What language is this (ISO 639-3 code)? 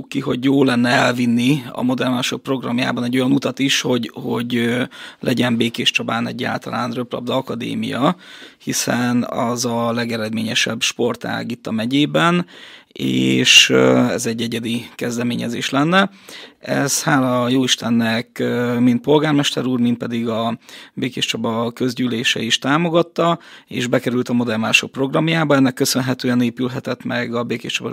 hun